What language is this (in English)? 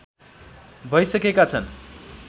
Nepali